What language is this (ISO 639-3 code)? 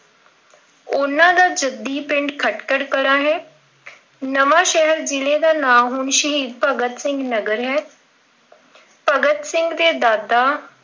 pan